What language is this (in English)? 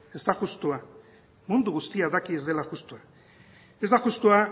Basque